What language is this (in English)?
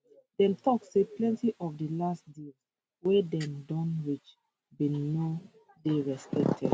Nigerian Pidgin